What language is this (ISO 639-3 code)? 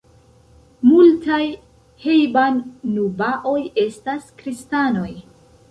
epo